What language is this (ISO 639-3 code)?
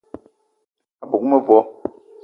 eto